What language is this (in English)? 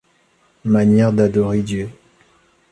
French